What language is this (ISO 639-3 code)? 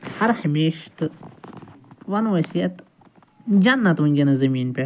kas